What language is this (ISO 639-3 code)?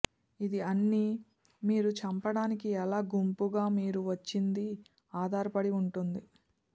tel